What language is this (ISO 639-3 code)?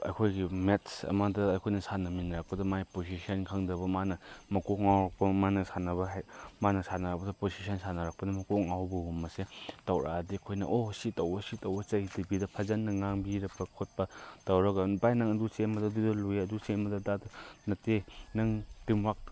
mni